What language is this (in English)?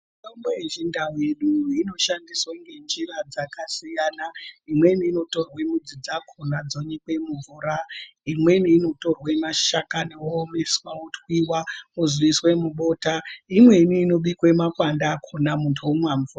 Ndau